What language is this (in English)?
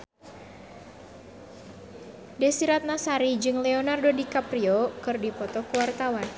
Sundanese